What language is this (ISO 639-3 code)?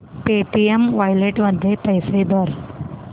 mar